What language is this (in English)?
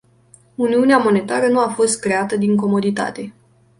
Romanian